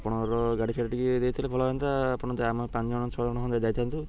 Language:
Odia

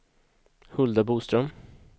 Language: Swedish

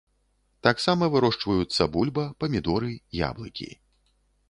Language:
Belarusian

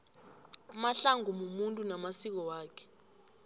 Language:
South Ndebele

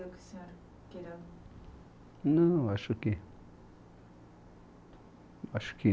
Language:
Portuguese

